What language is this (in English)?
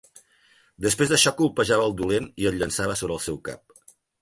Catalan